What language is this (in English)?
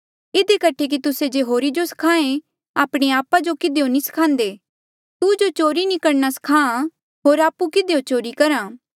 Mandeali